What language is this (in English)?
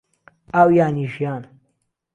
Central Kurdish